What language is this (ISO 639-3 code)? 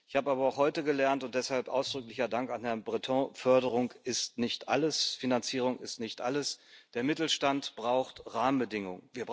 deu